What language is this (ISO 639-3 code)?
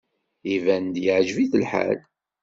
kab